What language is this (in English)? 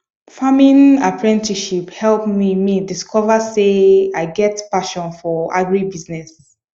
Nigerian Pidgin